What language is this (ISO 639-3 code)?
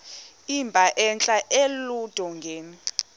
xho